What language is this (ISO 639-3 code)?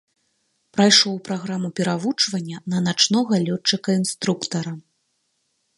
bel